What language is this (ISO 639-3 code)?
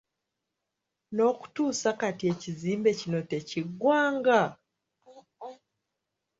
lug